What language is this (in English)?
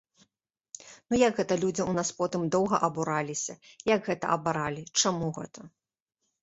Belarusian